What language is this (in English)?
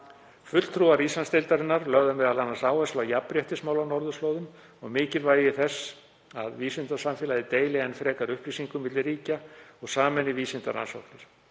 Icelandic